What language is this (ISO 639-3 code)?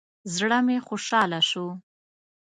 pus